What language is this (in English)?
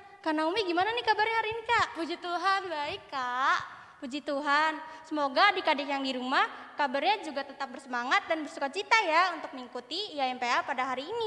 Indonesian